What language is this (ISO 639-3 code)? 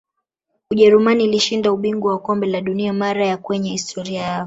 swa